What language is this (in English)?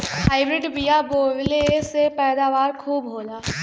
Bhojpuri